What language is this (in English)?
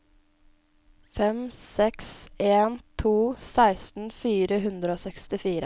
Norwegian